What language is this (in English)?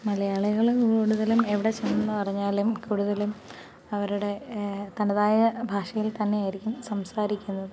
Malayalam